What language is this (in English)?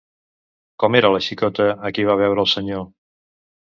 Catalan